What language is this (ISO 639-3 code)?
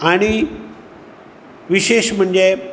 kok